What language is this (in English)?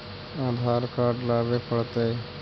Magahi